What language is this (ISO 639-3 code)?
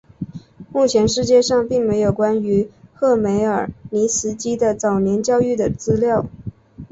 zho